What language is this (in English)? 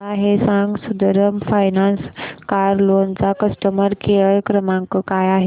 Marathi